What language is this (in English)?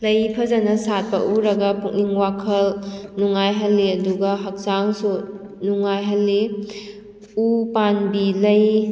Manipuri